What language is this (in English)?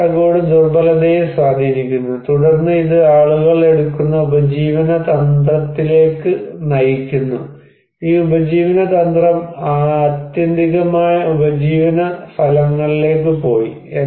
Malayalam